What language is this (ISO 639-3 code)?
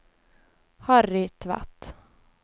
nor